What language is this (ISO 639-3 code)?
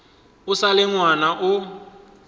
nso